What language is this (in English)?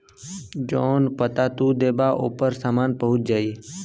Bhojpuri